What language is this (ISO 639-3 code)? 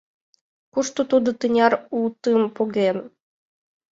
chm